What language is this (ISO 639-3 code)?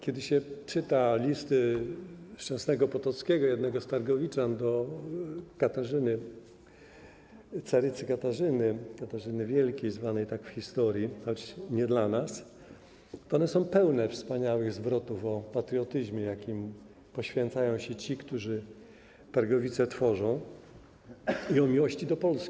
pol